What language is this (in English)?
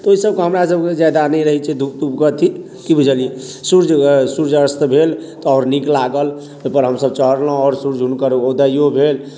Maithili